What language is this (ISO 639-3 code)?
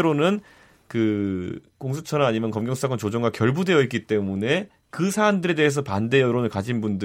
kor